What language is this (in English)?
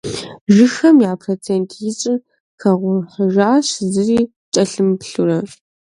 Kabardian